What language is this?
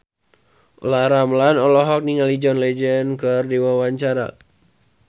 Sundanese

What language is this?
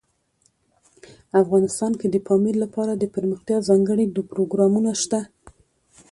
Pashto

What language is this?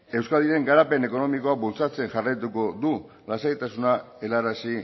Basque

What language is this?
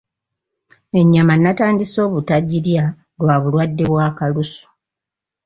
Ganda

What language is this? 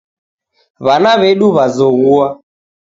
Taita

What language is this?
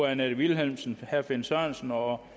Danish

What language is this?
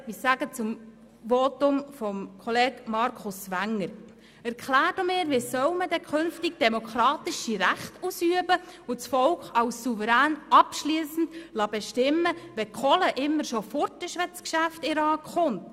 Swiss German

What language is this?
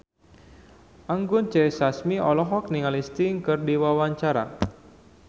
Sundanese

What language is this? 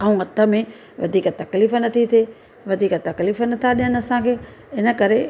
Sindhi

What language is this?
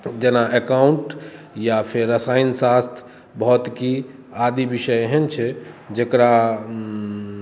Maithili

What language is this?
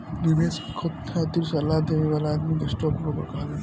Bhojpuri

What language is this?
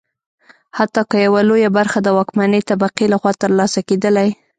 Pashto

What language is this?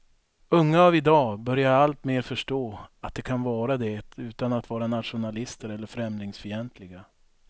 Swedish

